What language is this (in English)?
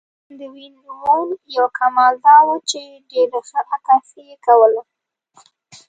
Pashto